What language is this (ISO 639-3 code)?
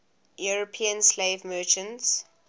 eng